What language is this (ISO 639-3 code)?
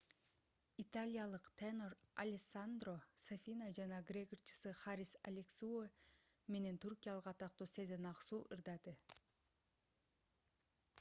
kir